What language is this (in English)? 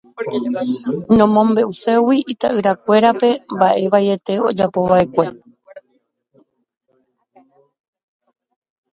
Guarani